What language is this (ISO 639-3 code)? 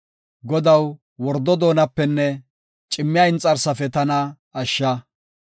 gof